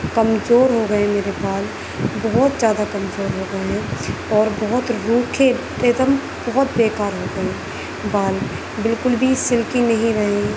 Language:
Urdu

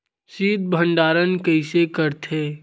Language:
Chhattisgarhi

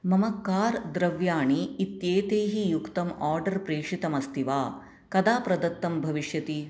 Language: Sanskrit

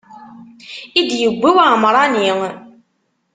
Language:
Kabyle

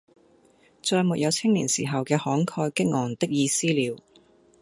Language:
Cantonese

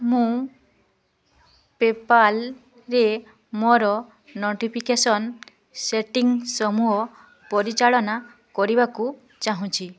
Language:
Odia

